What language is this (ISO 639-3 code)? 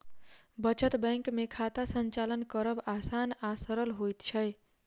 mai